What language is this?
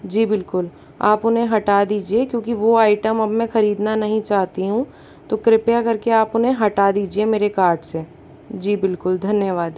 Hindi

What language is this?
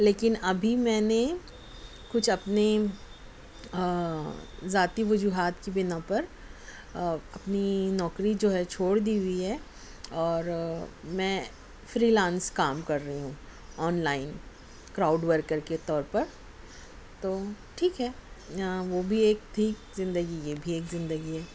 Urdu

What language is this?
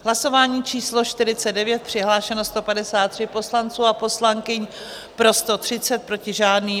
Czech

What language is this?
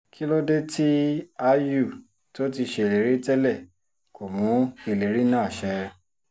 Yoruba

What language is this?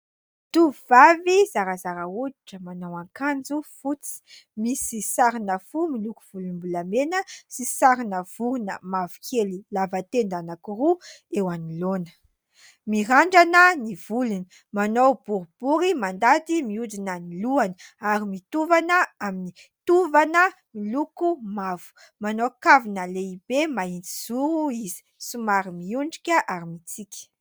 Malagasy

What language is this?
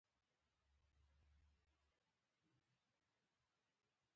Pashto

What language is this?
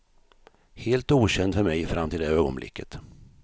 Swedish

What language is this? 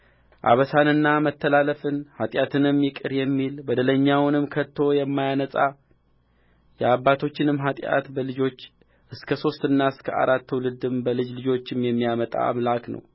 Amharic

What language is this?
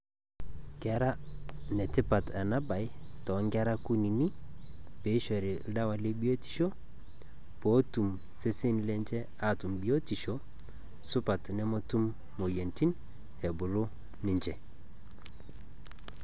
Masai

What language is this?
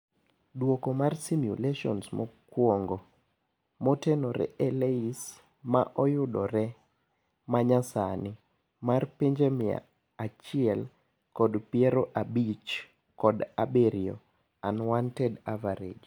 Luo (Kenya and Tanzania)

